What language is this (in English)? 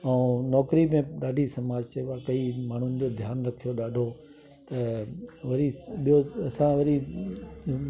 Sindhi